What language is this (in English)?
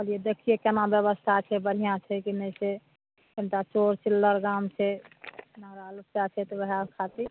Maithili